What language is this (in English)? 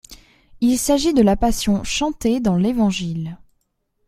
French